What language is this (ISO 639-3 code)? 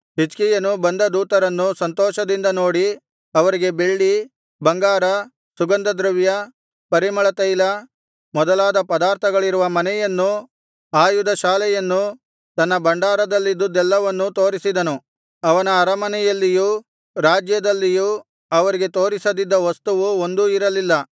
kan